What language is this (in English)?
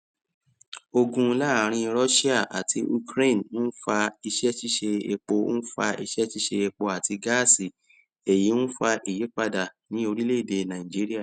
Yoruba